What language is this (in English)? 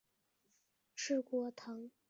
Chinese